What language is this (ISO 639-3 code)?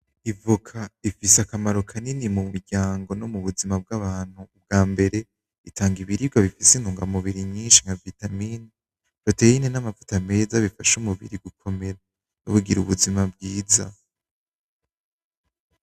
run